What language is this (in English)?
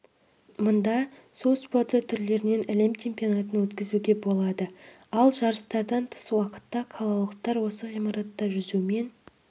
Kazakh